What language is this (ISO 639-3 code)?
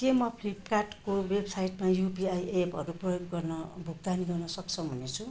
nep